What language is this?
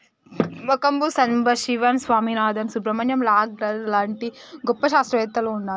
Telugu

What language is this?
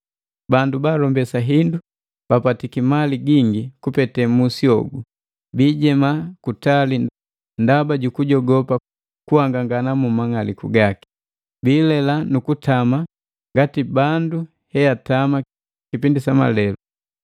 Matengo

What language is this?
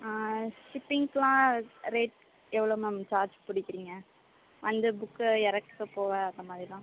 Tamil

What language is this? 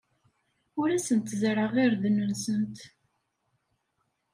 Kabyle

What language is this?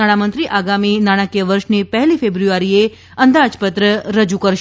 Gujarati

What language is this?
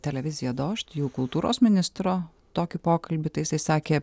Lithuanian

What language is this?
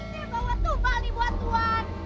Indonesian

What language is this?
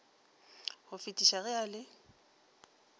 Northern Sotho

